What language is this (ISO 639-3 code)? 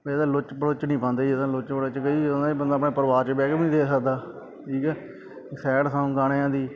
pan